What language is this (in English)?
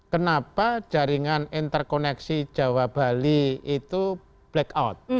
Indonesian